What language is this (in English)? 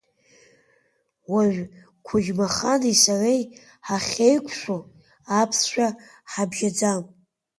Abkhazian